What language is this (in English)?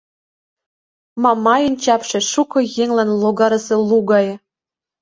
Mari